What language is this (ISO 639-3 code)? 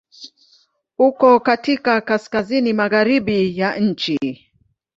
swa